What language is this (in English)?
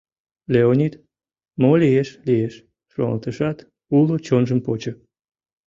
Mari